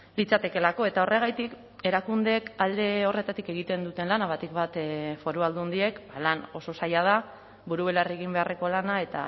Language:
Basque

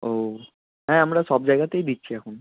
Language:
Bangla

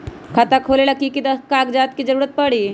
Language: Magahi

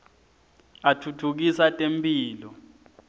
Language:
Swati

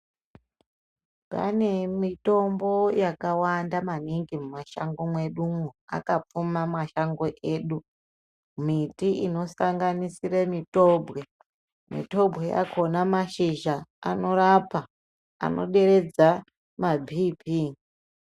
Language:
Ndau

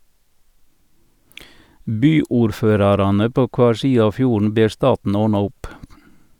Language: Norwegian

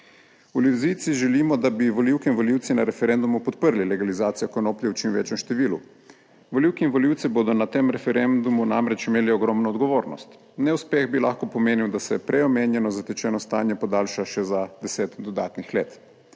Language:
Slovenian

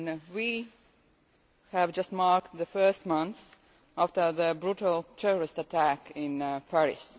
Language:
English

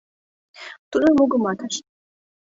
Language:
Mari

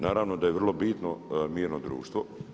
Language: Croatian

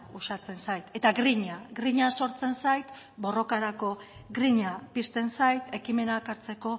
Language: Basque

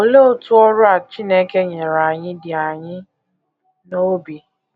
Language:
Igbo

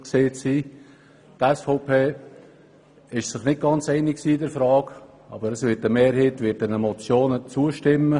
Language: Swiss German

